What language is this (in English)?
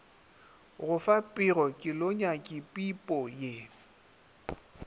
Northern Sotho